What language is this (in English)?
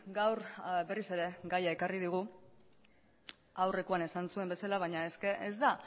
Basque